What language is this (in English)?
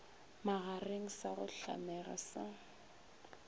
Northern Sotho